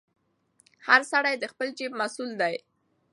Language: Pashto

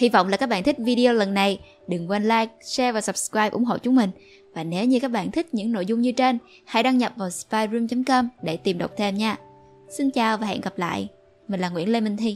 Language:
Vietnamese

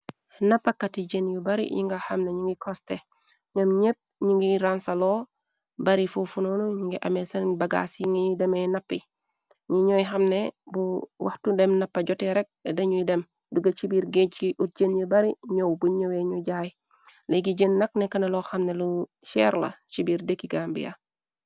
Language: Wolof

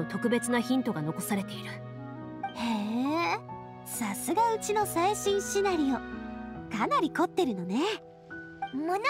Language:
Japanese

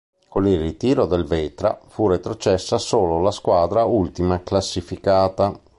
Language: Italian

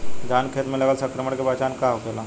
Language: Bhojpuri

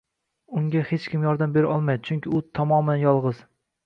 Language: Uzbek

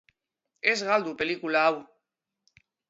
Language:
Basque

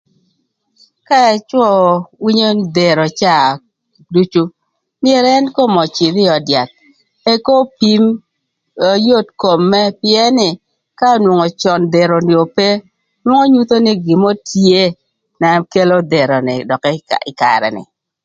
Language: Thur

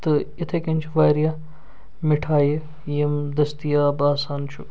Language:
Kashmiri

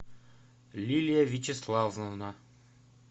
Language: Russian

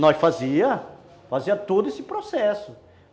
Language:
Portuguese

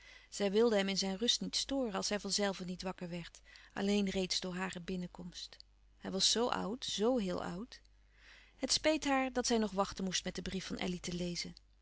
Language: Dutch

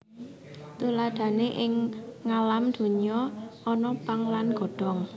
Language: Javanese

